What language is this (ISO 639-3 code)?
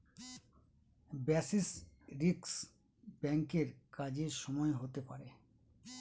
ben